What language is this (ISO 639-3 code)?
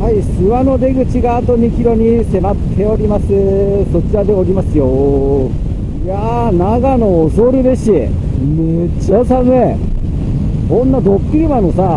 jpn